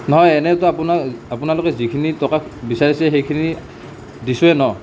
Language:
Assamese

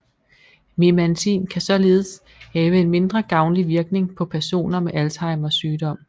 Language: Danish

